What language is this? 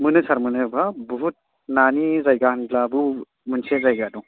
Bodo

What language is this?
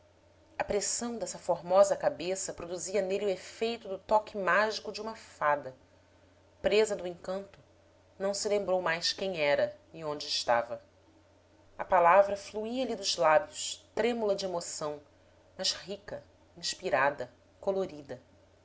Portuguese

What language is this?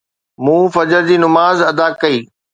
Sindhi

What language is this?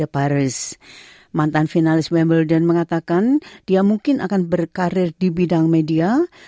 Indonesian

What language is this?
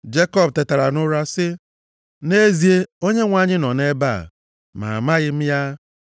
Igbo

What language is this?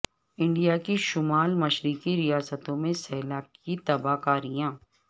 Urdu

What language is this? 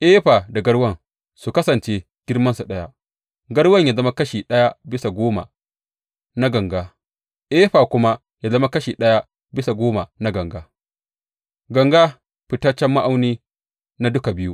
Hausa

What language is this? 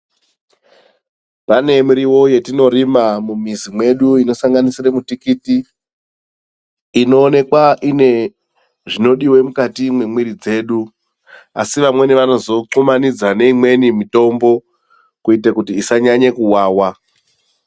Ndau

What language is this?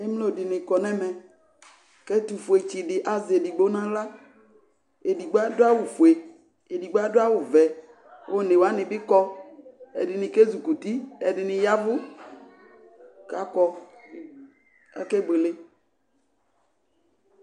Ikposo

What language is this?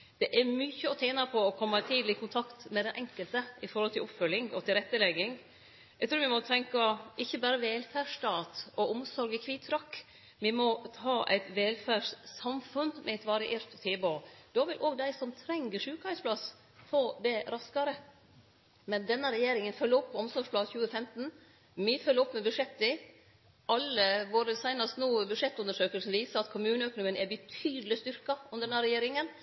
Norwegian Nynorsk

